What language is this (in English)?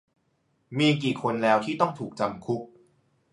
Thai